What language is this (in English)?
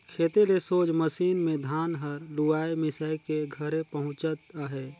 Chhattisgarhi